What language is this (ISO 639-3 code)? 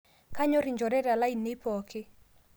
mas